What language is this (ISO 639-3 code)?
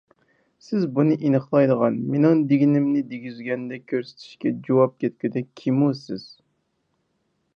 uig